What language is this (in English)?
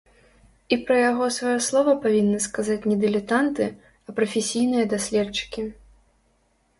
Belarusian